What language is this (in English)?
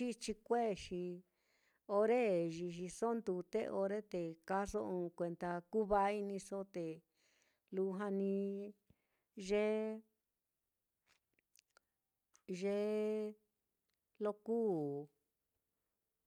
Mitlatongo Mixtec